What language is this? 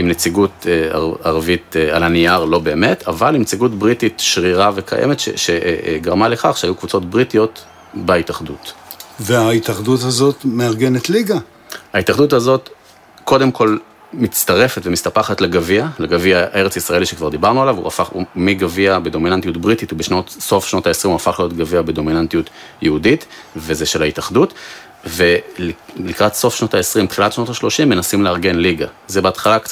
Hebrew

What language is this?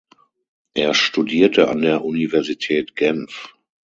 German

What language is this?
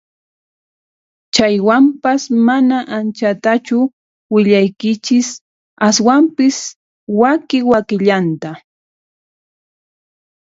Puno Quechua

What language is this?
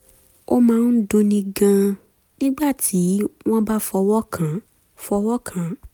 Yoruba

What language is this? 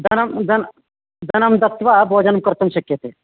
Sanskrit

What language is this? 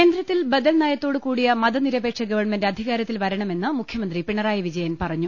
Malayalam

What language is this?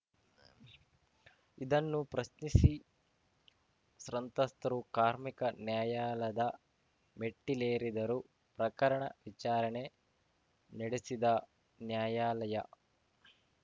Kannada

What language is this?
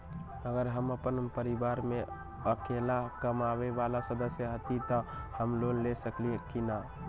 Magahi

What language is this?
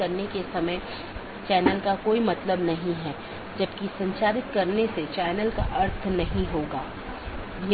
Hindi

